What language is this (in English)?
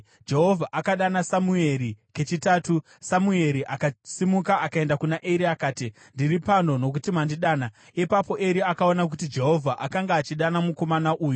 Shona